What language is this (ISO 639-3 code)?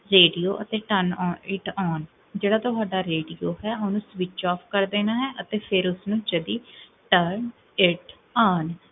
pan